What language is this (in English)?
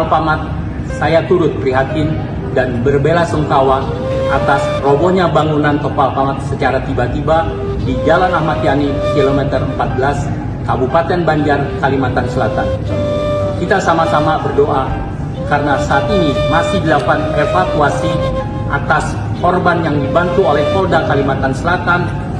Indonesian